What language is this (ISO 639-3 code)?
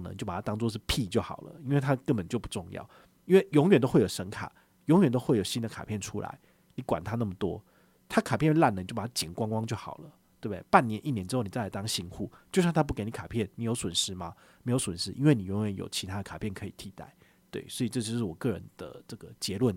zho